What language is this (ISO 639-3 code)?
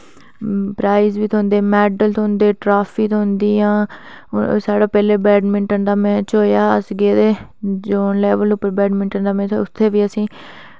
doi